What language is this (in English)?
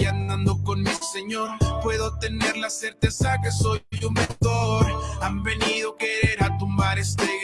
Spanish